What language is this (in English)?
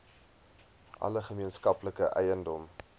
Afrikaans